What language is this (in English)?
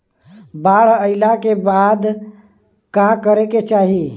Bhojpuri